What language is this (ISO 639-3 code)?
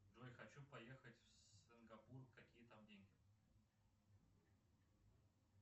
rus